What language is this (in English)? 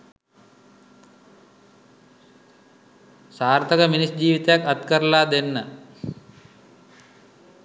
Sinhala